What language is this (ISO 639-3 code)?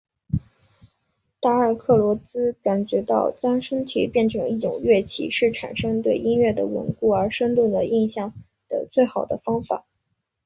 zho